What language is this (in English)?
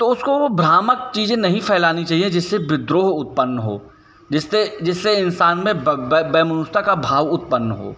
Hindi